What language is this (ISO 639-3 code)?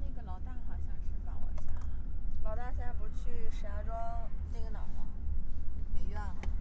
zho